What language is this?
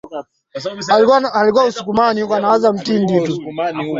Swahili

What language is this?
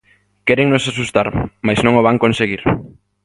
Galician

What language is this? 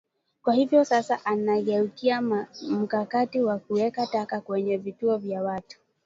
Swahili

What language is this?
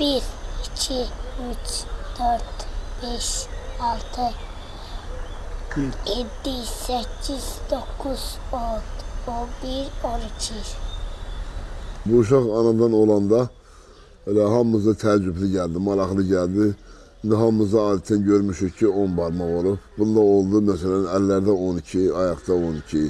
Turkish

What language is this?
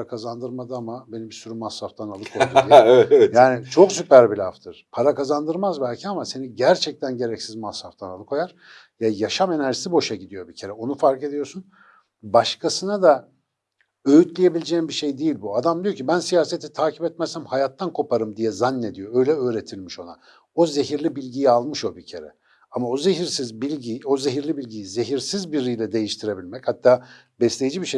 Turkish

